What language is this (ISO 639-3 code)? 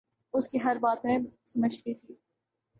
urd